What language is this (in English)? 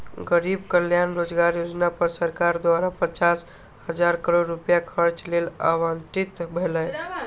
Maithili